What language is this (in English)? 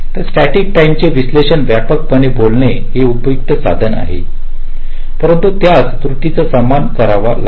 Marathi